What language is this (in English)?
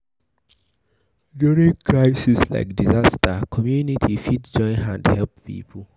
Nigerian Pidgin